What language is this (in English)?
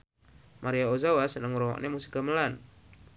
Javanese